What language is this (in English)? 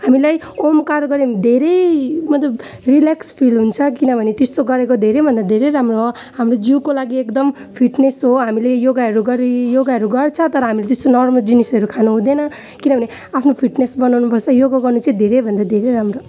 Nepali